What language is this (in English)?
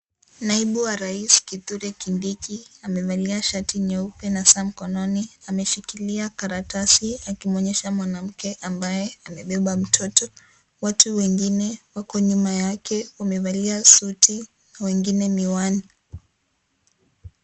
Swahili